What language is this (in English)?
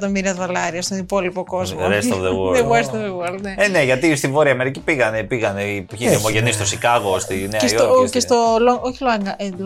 Greek